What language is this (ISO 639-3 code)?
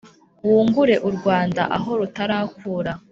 kin